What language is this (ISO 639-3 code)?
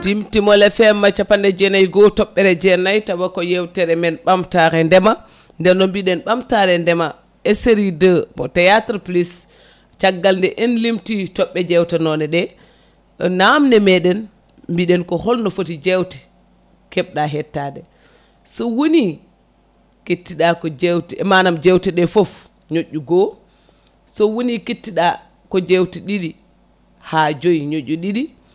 ful